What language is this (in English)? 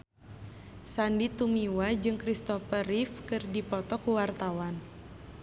Sundanese